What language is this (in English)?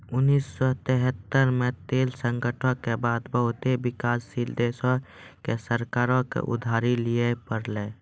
Maithili